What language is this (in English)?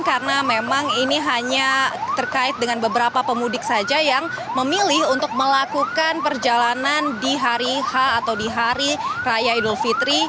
Indonesian